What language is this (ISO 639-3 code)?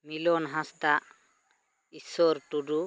sat